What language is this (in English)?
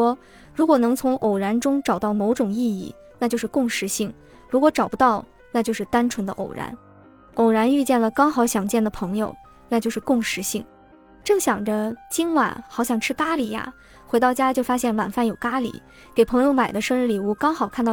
Chinese